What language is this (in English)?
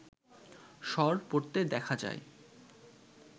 Bangla